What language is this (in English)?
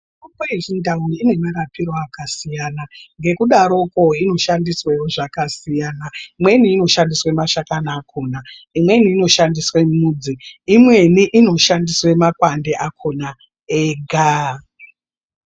Ndau